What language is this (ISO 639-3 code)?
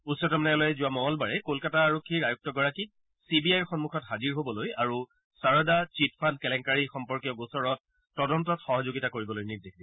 asm